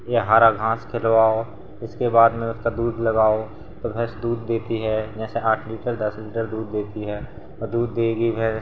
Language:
Hindi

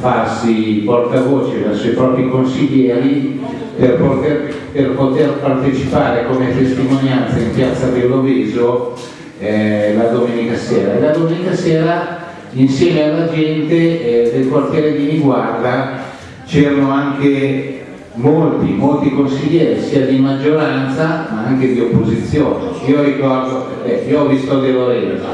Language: Italian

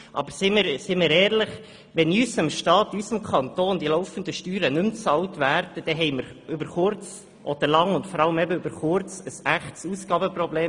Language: Swiss German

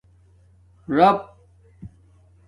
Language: Domaaki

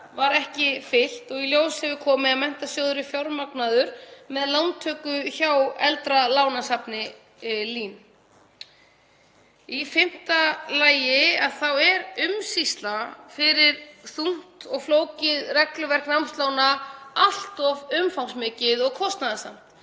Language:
Icelandic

